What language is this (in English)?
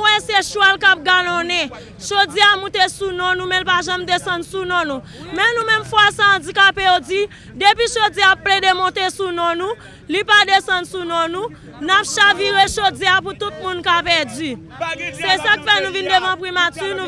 French